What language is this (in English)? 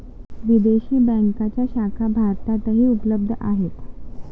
Marathi